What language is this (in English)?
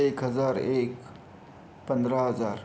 Marathi